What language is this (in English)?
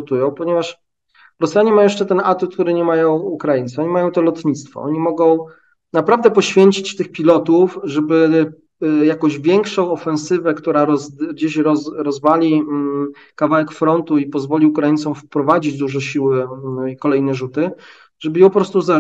Polish